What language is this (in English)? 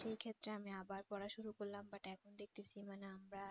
Bangla